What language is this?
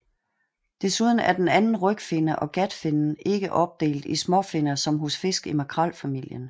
Danish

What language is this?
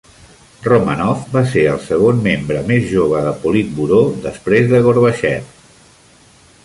Catalan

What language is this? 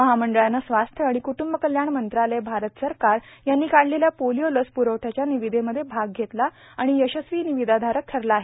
Marathi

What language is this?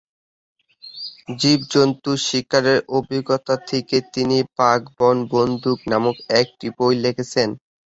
Bangla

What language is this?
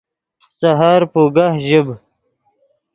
Yidgha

